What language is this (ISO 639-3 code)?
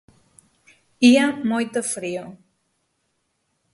glg